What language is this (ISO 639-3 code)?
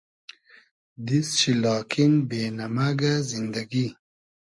haz